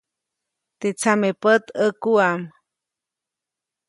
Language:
Copainalá Zoque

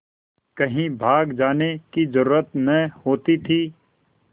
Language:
Hindi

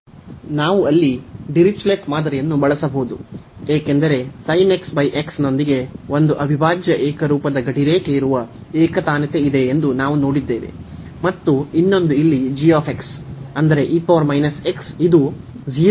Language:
Kannada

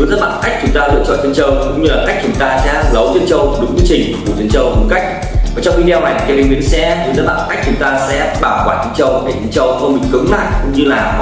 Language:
Vietnamese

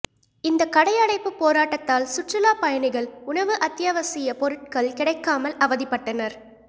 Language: Tamil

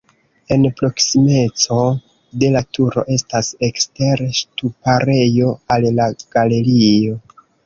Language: Esperanto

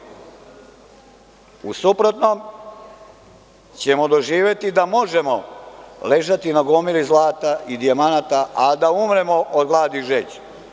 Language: Serbian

